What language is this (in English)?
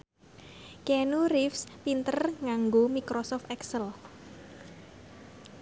Javanese